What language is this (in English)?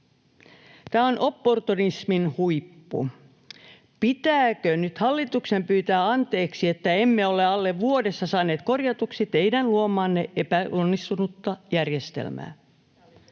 Finnish